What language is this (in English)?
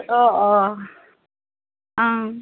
Assamese